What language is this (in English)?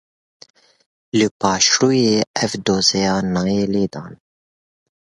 Kurdish